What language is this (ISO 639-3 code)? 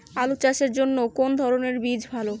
ben